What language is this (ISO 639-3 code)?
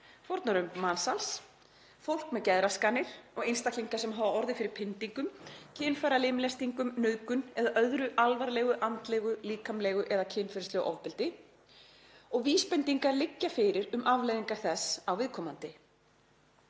isl